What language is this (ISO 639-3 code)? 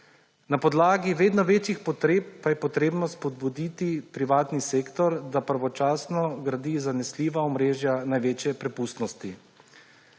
slv